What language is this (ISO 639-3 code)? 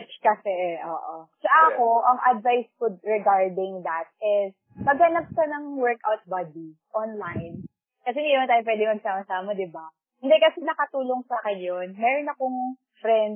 fil